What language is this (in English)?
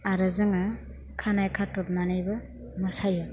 Bodo